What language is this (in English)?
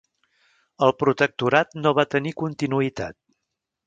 Catalan